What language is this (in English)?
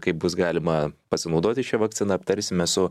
Lithuanian